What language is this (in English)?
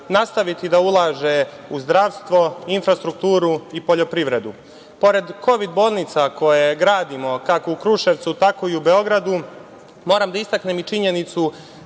Serbian